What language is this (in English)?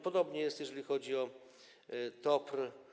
Polish